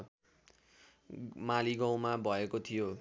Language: Nepali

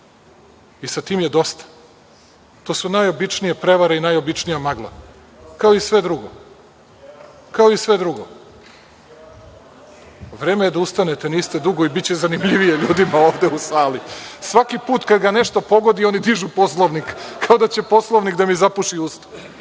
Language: Serbian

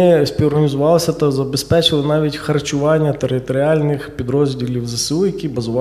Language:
Ukrainian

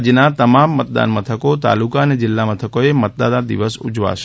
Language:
Gujarati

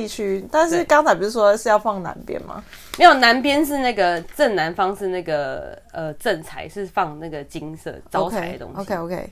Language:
Chinese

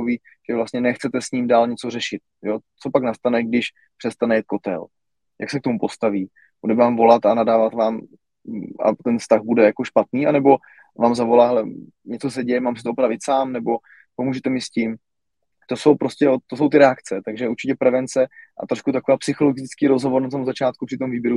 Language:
Czech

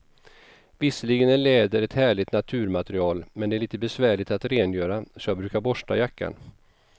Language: Swedish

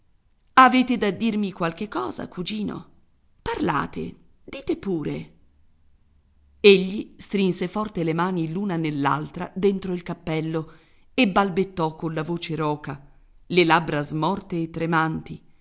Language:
Italian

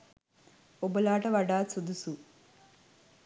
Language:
Sinhala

